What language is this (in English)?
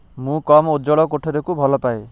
Odia